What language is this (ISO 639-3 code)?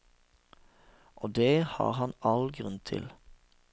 nor